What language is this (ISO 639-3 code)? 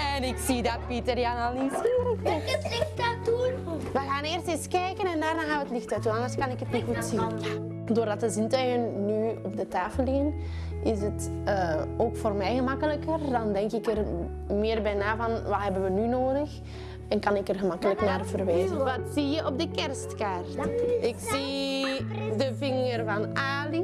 nld